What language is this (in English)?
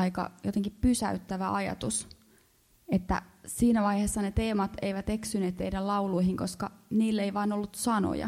Finnish